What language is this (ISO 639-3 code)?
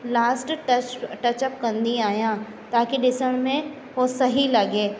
snd